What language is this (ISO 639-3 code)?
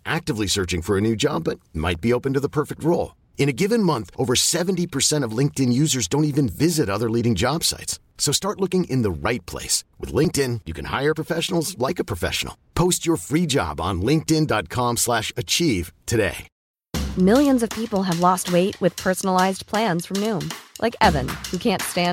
fil